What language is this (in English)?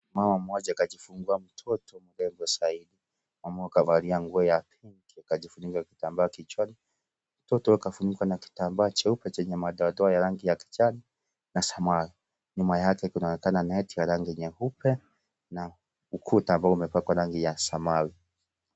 Swahili